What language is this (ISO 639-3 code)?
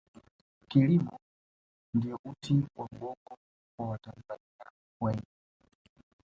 swa